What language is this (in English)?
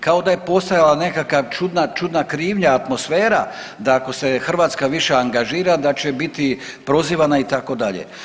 Croatian